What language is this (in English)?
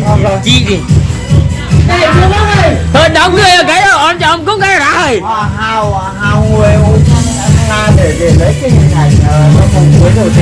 Vietnamese